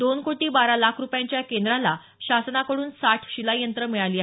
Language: Marathi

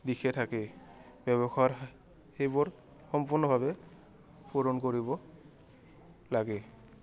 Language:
Assamese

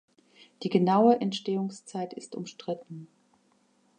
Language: German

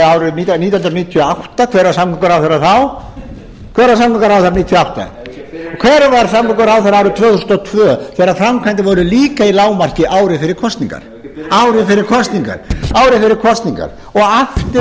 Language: Icelandic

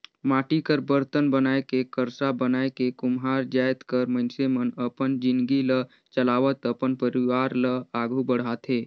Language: Chhattisgarhi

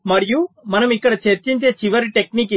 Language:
Telugu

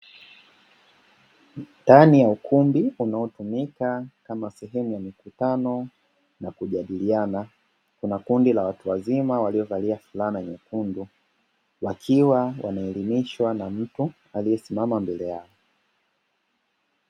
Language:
Swahili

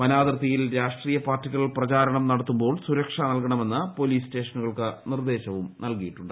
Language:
Malayalam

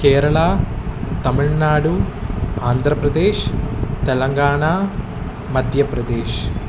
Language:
Sanskrit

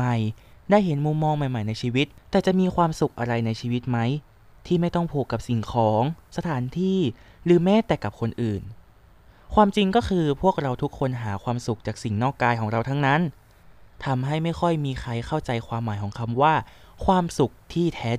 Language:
Thai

